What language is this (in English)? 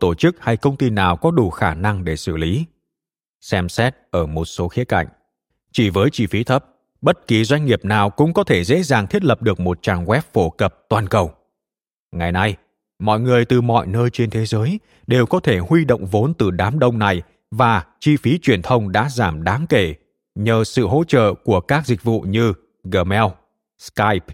Vietnamese